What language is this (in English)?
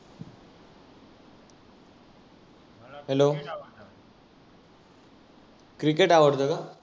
Marathi